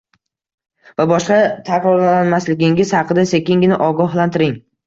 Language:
Uzbek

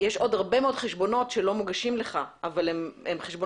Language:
Hebrew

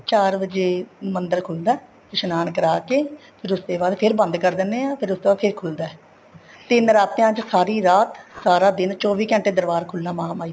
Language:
Punjabi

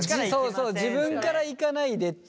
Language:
Japanese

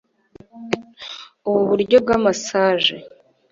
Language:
Kinyarwanda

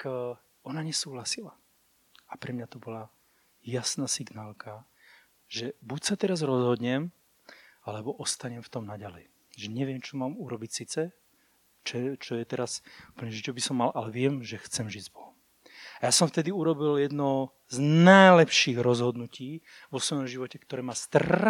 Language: Slovak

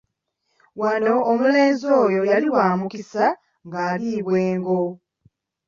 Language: Ganda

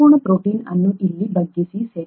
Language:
Kannada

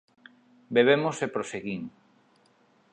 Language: Galician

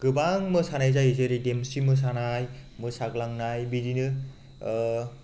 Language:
Bodo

